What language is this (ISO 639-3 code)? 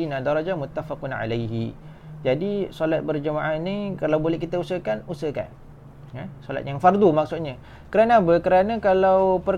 msa